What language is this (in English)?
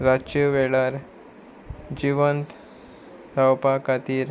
Konkani